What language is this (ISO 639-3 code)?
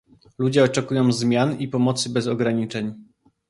pol